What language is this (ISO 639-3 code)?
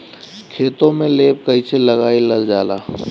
bho